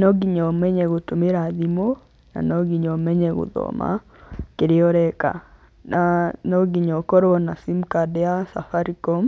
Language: Kikuyu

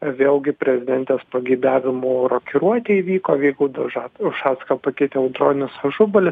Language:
Lithuanian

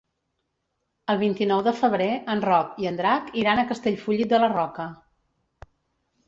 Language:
Catalan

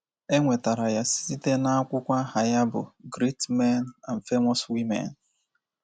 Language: Igbo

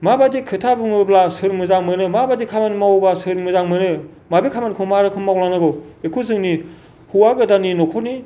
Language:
Bodo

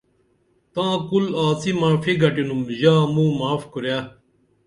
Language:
Dameli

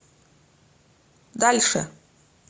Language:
Russian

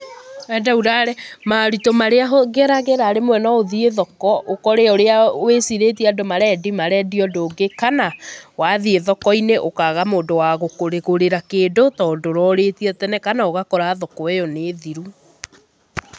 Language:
Kikuyu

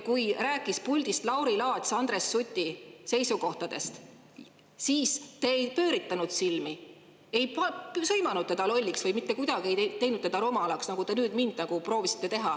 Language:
Estonian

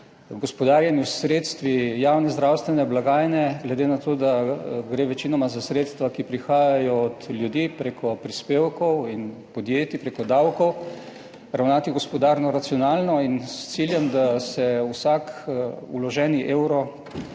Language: Slovenian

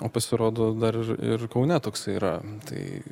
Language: Lithuanian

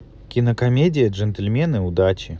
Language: Russian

